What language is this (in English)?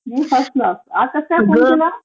Marathi